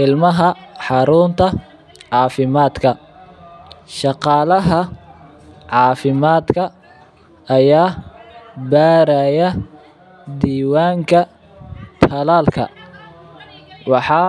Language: Somali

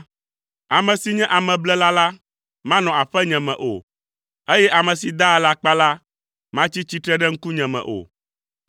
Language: Ewe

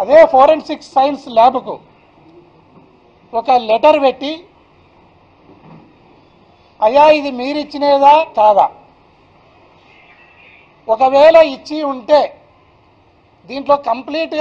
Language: Hindi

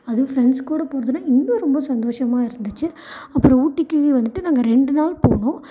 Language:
Tamil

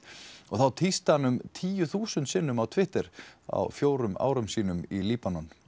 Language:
Icelandic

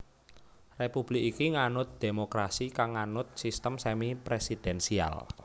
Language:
Javanese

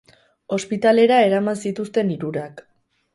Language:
Basque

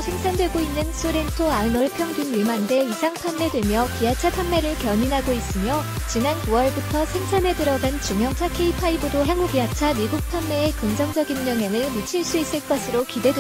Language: Korean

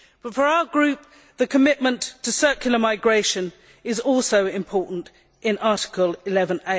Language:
English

